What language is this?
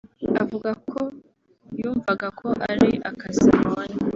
Kinyarwanda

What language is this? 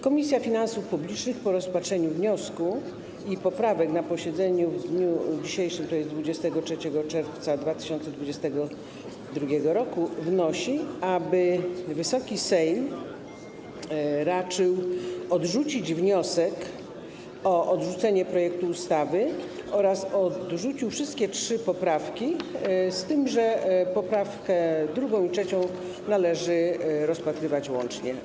Polish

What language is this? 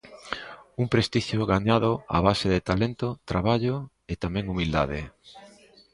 Galician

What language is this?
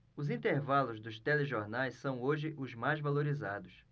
Portuguese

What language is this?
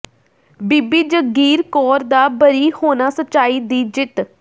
Punjabi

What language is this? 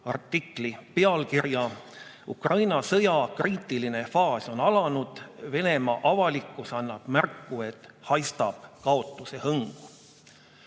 Estonian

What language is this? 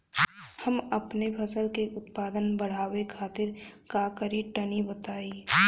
Bhojpuri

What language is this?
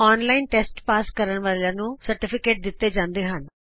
Punjabi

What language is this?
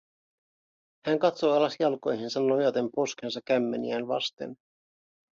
Finnish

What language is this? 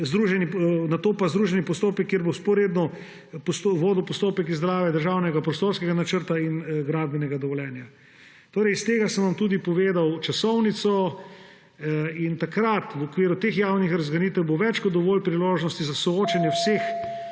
Slovenian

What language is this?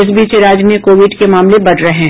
Hindi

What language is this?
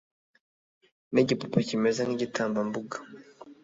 Kinyarwanda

